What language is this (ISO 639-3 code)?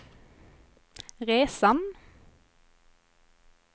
swe